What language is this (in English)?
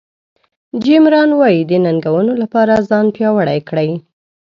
Pashto